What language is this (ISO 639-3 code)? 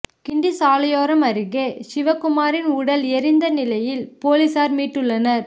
tam